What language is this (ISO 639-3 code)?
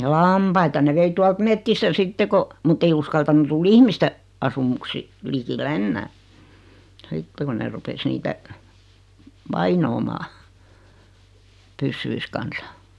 fin